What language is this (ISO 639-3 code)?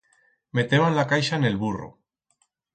arg